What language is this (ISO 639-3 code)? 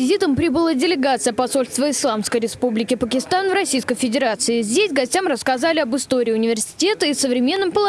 rus